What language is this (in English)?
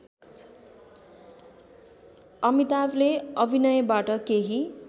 Nepali